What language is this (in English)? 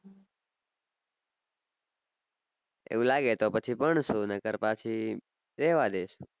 Gujarati